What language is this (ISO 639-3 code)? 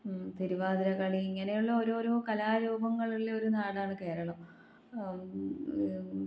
mal